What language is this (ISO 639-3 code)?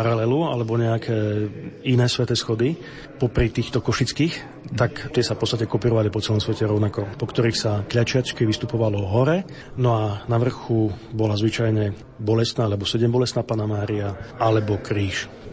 slk